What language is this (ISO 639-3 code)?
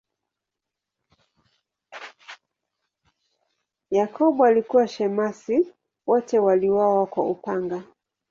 swa